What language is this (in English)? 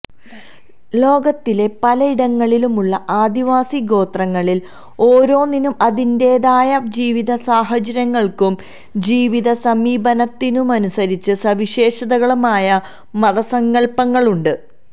Malayalam